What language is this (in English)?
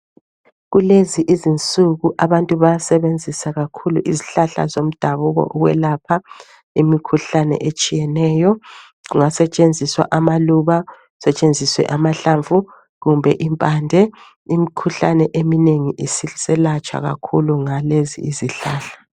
North Ndebele